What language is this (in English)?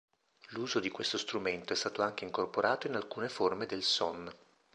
Italian